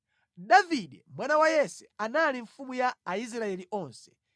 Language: Nyanja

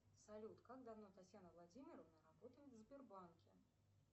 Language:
Russian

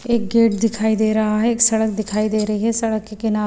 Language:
Hindi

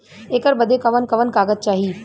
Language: Bhojpuri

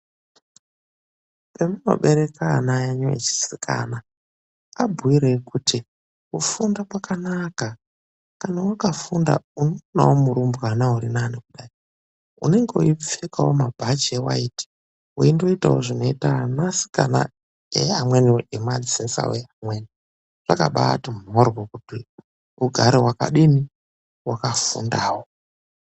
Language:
Ndau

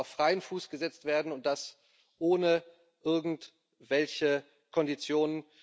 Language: German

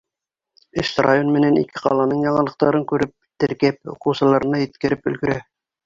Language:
Bashkir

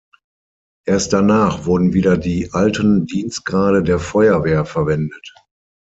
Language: German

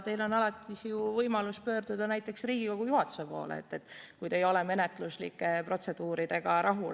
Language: Estonian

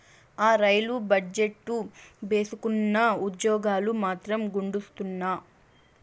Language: Telugu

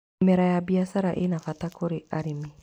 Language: Kikuyu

